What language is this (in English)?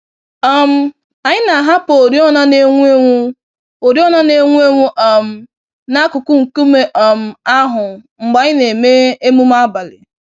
Igbo